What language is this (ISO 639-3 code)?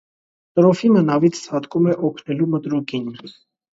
hye